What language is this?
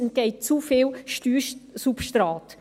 Swiss German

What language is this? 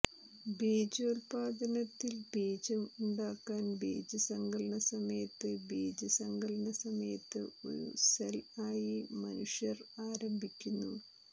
Malayalam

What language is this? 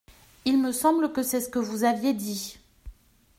French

